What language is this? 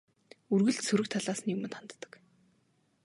Mongolian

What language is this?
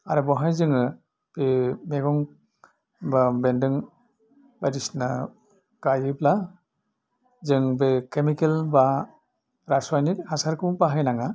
Bodo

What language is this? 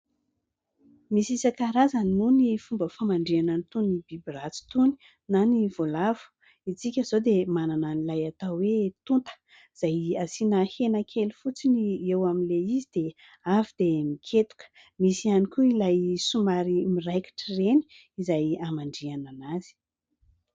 Malagasy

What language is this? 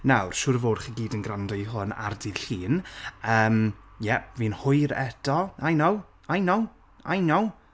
Welsh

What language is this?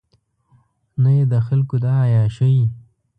Pashto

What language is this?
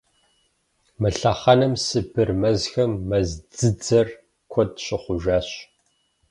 Kabardian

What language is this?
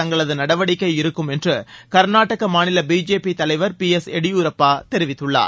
Tamil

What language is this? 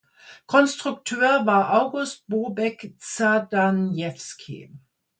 German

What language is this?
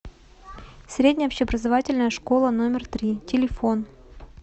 Russian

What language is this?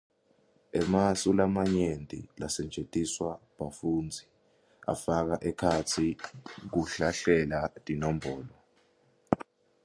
Swati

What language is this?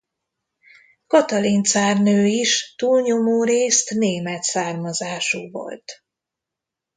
Hungarian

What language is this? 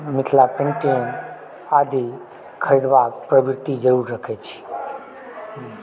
Maithili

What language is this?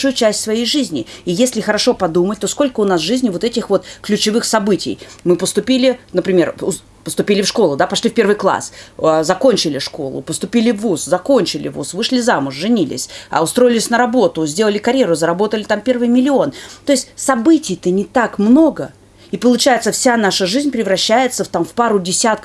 Russian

